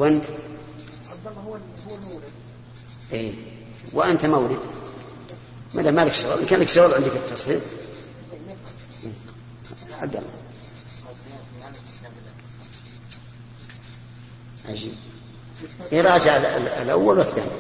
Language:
Arabic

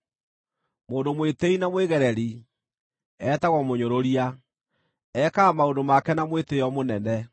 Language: Kikuyu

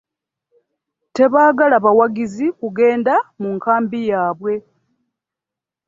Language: Ganda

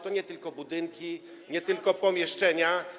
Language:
Polish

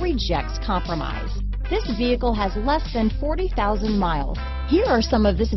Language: English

